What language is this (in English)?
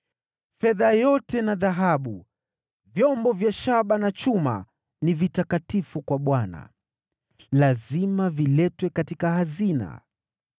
Swahili